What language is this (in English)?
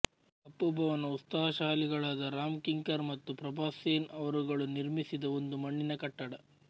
Kannada